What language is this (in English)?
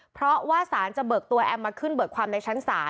Thai